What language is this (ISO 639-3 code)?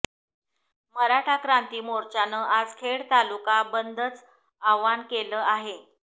mar